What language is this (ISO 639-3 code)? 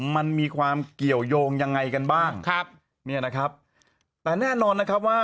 tha